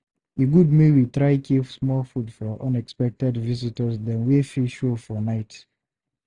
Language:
Nigerian Pidgin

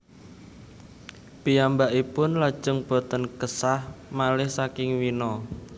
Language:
Javanese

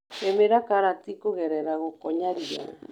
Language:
Kikuyu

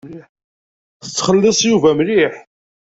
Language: Kabyle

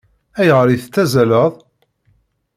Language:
Kabyle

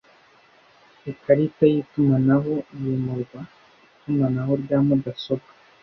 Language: Kinyarwanda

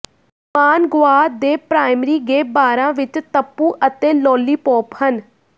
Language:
Punjabi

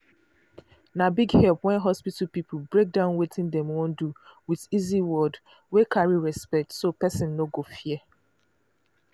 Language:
Nigerian Pidgin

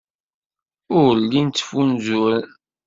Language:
Kabyle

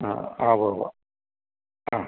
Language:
Malayalam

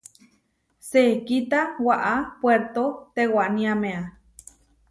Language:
Huarijio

